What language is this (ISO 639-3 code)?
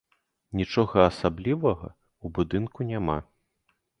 bel